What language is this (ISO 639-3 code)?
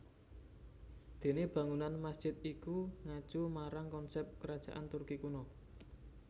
jav